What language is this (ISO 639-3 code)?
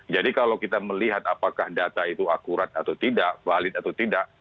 ind